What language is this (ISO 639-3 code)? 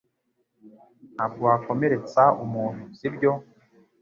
kin